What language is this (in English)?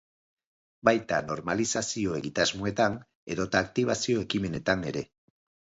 Basque